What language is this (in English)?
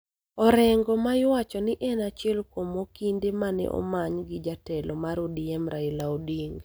Luo (Kenya and Tanzania)